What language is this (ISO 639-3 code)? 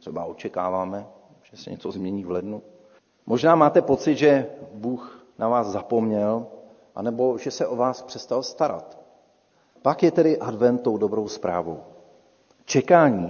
ces